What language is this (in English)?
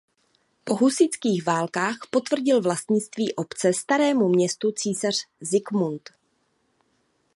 Czech